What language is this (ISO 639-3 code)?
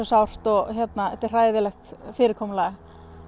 isl